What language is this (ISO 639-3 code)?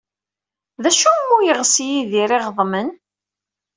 kab